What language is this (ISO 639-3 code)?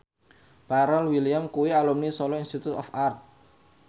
jav